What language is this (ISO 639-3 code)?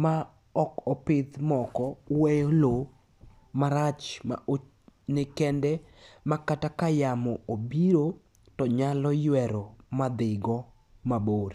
luo